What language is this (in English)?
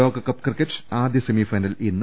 Malayalam